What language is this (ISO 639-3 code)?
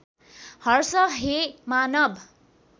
nep